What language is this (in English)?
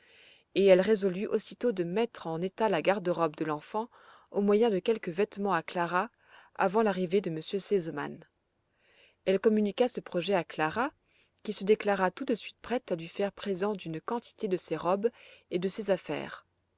French